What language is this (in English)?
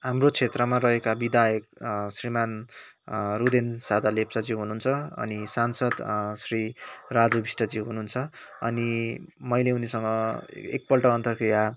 Nepali